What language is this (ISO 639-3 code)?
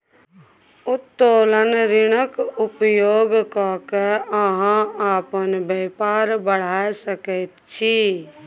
mai